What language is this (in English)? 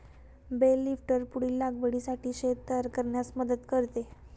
Marathi